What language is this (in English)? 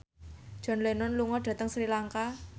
Javanese